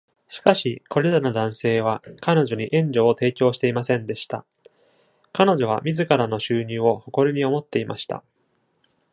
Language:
Japanese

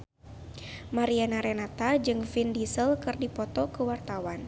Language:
Sundanese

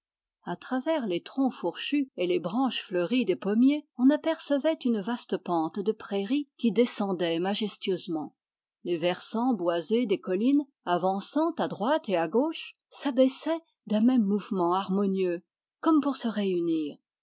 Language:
French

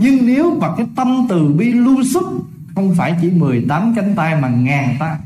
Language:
Vietnamese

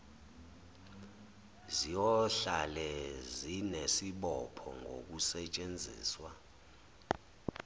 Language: Zulu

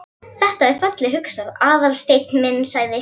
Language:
Icelandic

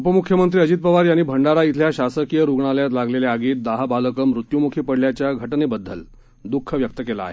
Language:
Marathi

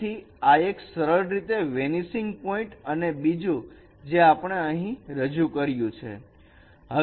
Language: Gujarati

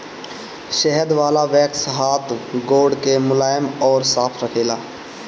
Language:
Bhojpuri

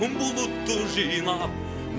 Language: Kazakh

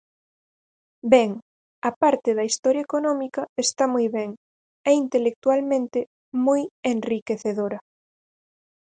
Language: Galician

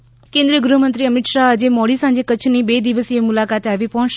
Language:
Gujarati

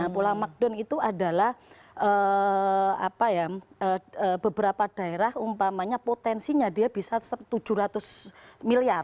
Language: Indonesian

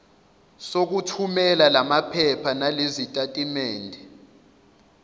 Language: Zulu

